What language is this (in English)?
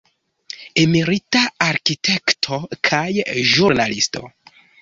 Esperanto